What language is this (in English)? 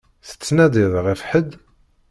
Kabyle